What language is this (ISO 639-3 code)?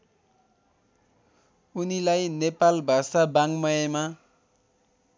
nep